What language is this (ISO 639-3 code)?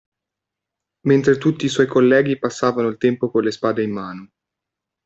ita